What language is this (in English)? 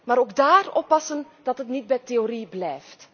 Dutch